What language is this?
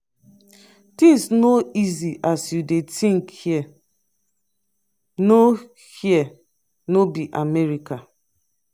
Nigerian Pidgin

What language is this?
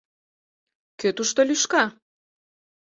Mari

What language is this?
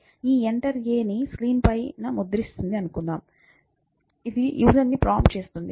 Telugu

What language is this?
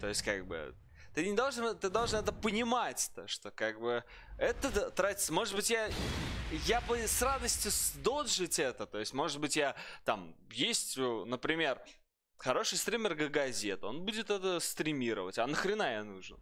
Russian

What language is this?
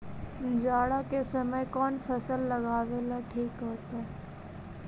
Magahi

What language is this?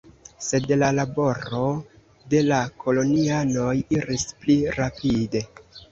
Esperanto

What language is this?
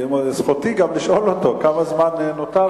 Hebrew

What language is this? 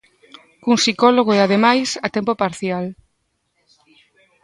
Galician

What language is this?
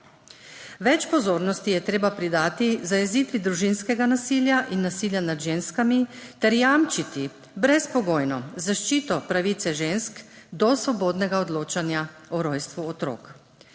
Slovenian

